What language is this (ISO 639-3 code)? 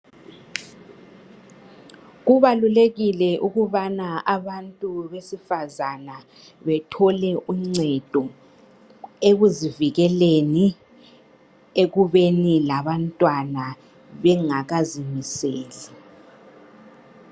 nde